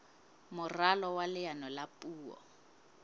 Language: Southern Sotho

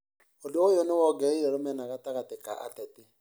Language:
Kikuyu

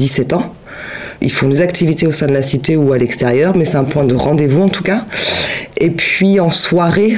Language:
French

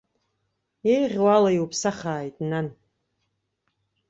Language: Abkhazian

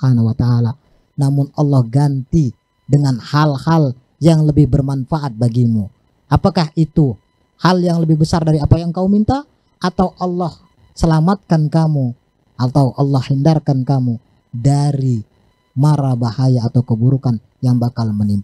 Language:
Indonesian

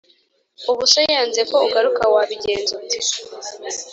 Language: Kinyarwanda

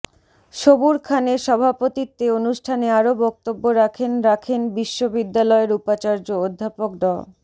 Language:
Bangla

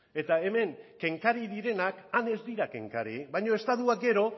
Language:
Basque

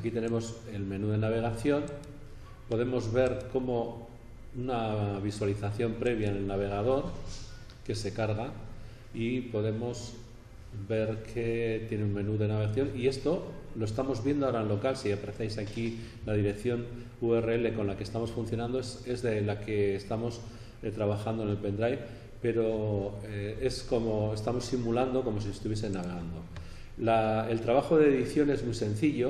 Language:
Spanish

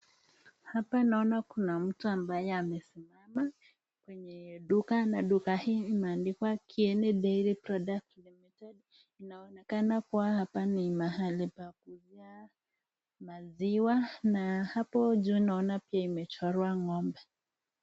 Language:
Swahili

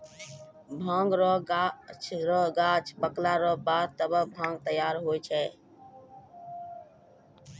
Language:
Maithili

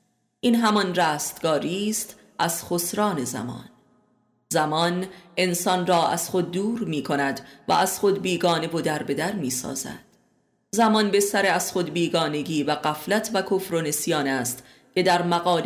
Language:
Persian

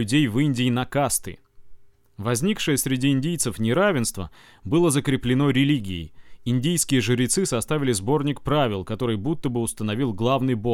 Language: Russian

